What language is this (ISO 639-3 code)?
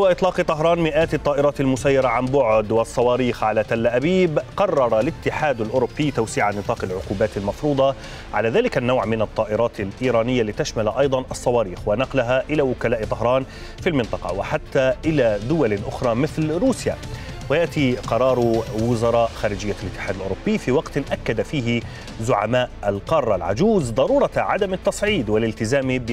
ara